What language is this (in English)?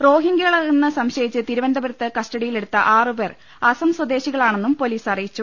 Malayalam